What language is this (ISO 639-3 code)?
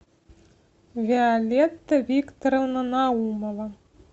rus